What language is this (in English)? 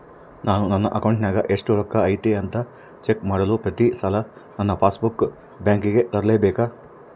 Kannada